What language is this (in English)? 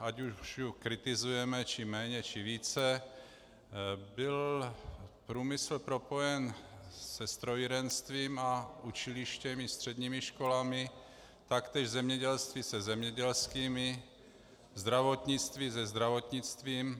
Czech